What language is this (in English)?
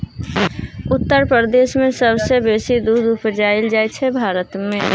Maithili